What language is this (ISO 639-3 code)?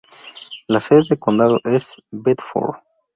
spa